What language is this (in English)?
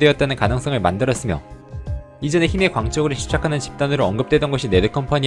Korean